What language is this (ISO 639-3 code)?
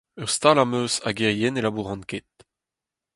bre